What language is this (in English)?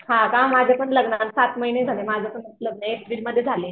Marathi